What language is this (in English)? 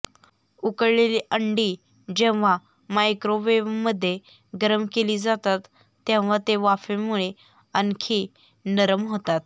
Marathi